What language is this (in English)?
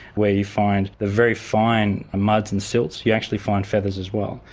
English